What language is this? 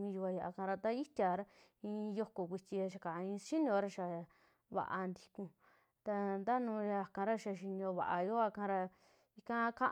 Western Juxtlahuaca Mixtec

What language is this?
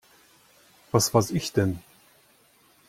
German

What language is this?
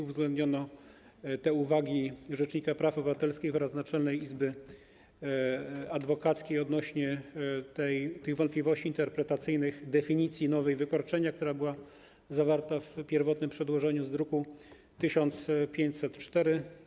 Polish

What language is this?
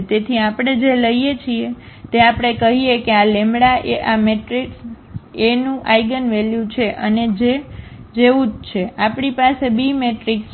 Gujarati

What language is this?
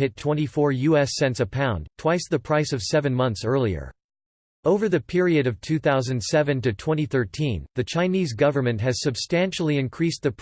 English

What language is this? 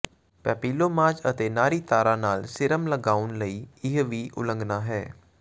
Punjabi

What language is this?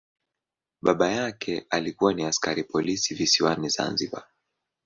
Swahili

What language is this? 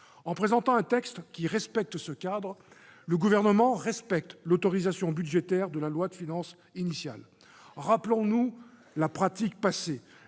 French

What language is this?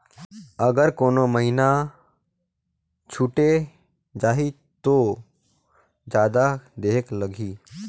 Chhattisgarhi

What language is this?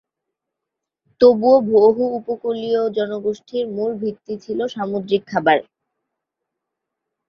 Bangla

